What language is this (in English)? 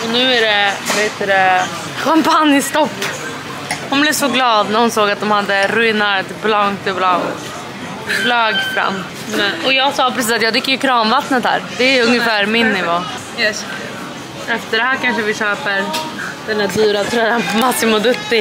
Swedish